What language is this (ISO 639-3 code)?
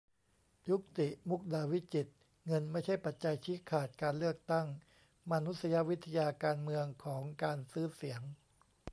tha